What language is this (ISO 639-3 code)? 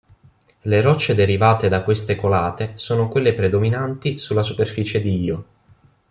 ita